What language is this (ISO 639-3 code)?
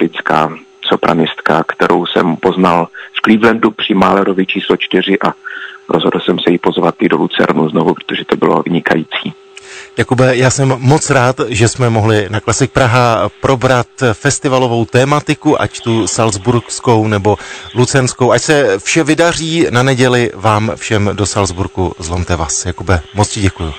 ces